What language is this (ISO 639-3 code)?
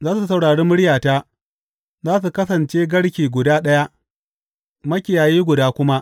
hau